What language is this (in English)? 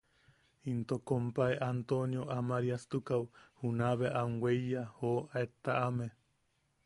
Yaqui